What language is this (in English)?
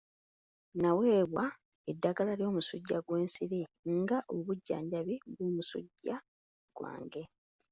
Ganda